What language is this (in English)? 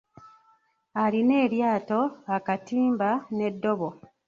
Ganda